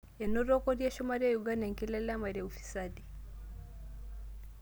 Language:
Masai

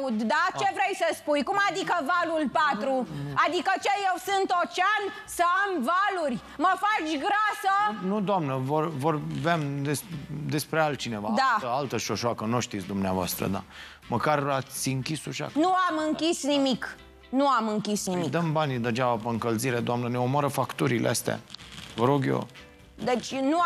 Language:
Romanian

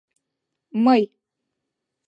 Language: Mari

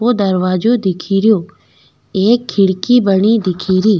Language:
Rajasthani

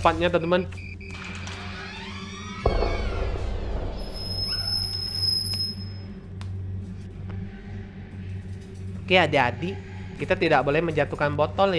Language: Indonesian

